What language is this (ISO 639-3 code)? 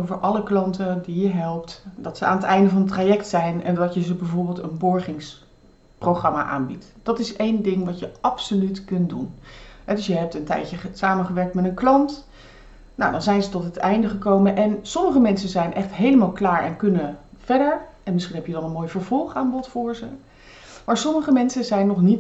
nld